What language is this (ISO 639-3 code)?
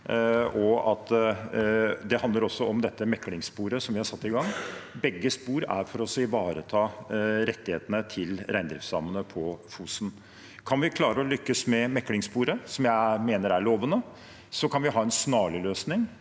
nor